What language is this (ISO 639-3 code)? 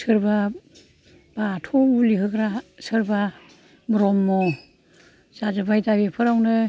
brx